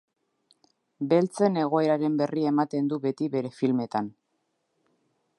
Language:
Basque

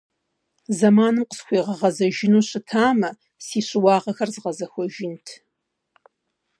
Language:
Kabardian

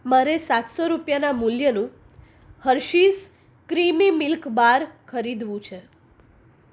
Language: Gujarati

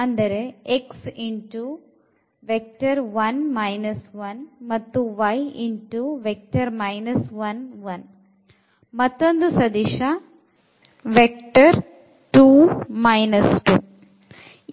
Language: Kannada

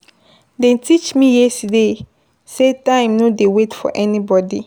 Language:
Nigerian Pidgin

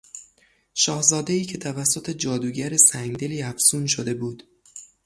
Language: Persian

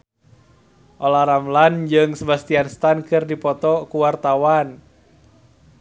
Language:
Sundanese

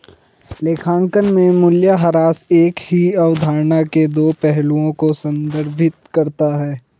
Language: Hindi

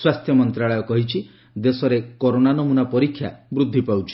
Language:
Odia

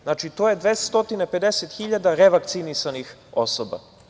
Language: Serbian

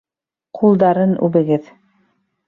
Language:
Bashkir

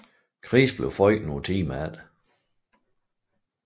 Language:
Danish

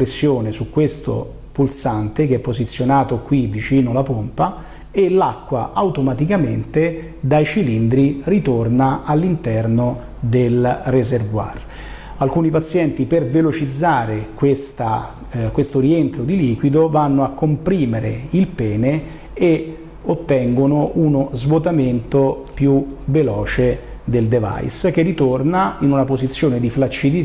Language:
Italian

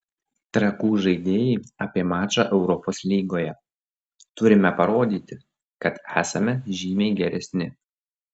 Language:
Lithuanian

